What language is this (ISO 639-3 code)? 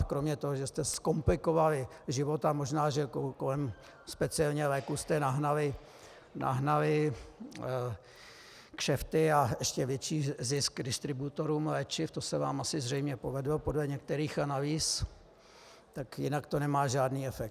ces